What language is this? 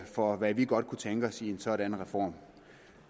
Danish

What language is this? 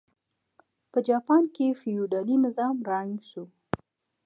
Pashto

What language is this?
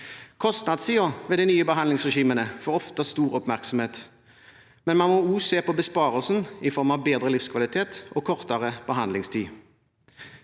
Norwegian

